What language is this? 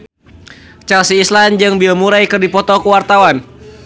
Sundanese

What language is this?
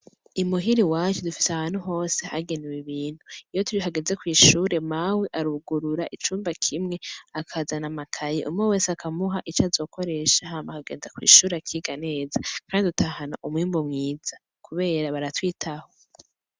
Rundi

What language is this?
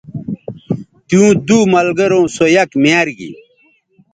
Bateri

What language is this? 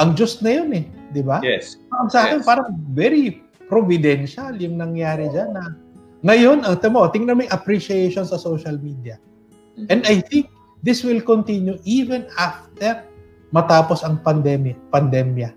Filipino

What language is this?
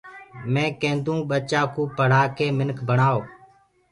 Gurgula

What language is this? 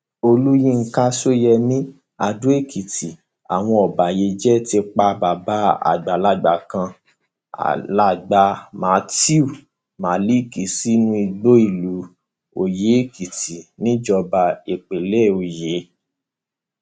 Yoruba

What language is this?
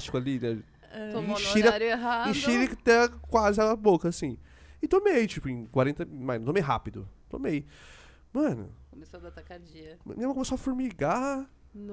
Portuguese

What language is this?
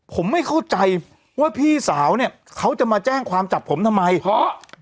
Thai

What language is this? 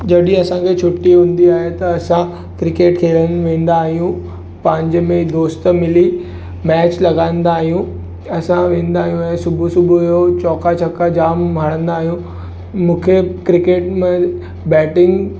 Sindhi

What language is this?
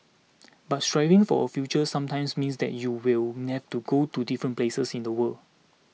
English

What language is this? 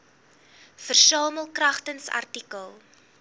Afrikaans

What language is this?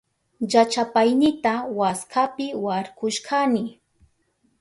Southern Pastaza Quechua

